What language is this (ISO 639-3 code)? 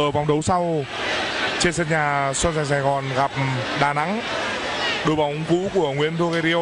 vie